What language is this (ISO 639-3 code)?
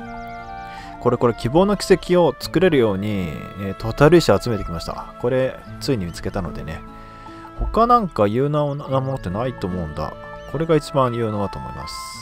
jpn